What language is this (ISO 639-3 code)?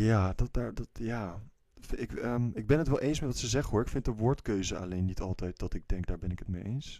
nld